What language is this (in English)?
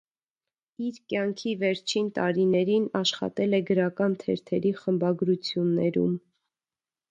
Armenian